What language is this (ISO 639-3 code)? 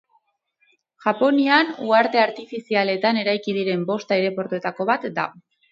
eus